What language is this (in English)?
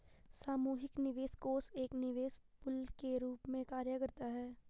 Hindi